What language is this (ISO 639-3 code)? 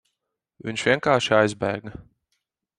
lav